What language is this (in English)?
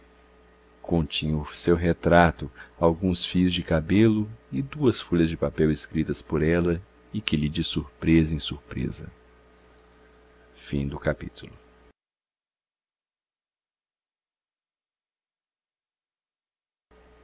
Portuguese